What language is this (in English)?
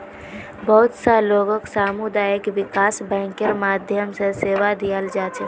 Magahi